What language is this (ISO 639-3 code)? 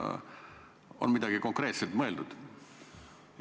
est